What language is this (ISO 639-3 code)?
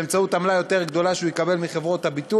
heb